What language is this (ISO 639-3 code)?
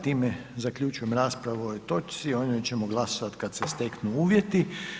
hrv